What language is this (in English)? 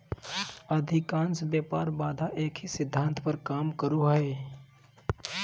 Magahi